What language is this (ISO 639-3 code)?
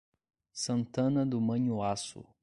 por